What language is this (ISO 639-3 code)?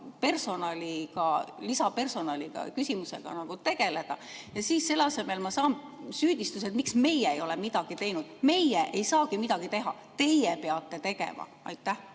est